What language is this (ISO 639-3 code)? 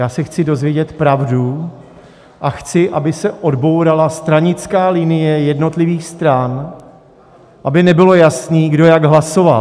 ces